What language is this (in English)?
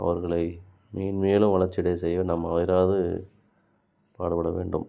Tamil